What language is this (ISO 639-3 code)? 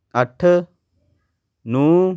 pan